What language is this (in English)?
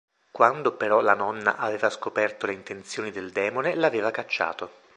Italian